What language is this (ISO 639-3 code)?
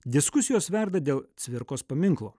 lit